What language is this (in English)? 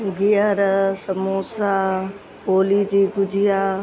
Sindhi